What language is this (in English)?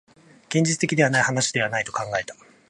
Japanese